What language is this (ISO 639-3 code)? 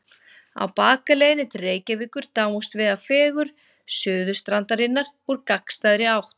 isl